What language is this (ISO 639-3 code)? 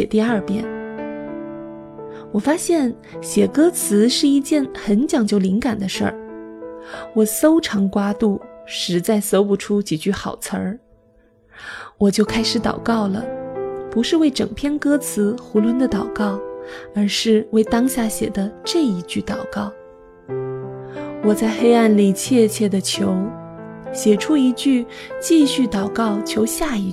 zho